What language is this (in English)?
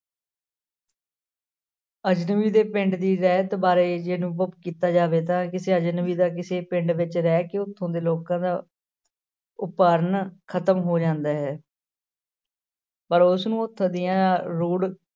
Punjabi